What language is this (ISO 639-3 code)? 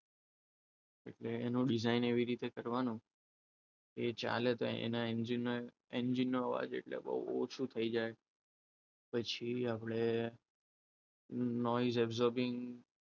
guj